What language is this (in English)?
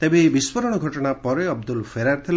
Odia